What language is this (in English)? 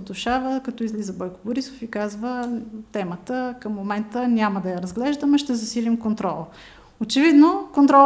Bulgarian